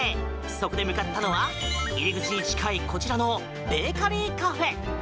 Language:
Japanese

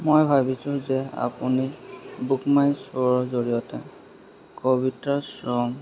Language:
Assamese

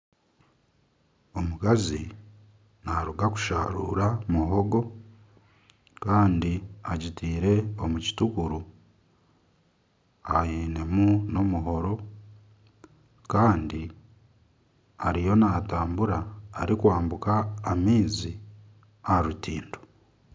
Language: Nyankole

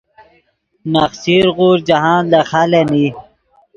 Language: Yidgha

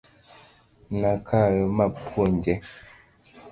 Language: Luo (Kenya and Tanzania)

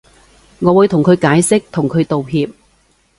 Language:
Cantonese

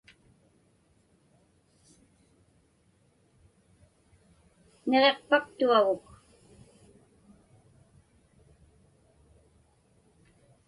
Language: Inupiaq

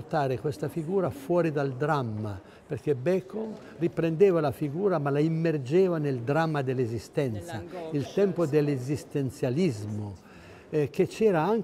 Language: Italian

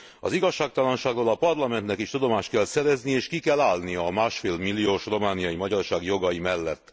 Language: Hungarian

